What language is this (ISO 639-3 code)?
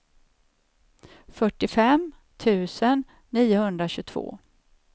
swe